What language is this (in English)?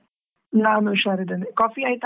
Kannada